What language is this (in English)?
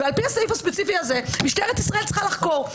Hebrew